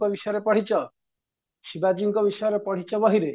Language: Odia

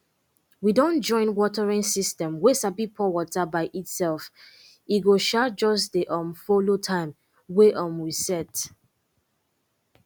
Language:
Nigerian Pidgin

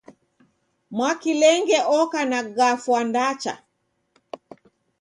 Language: Taita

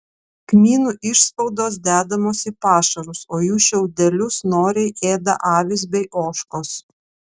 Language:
Lithuanian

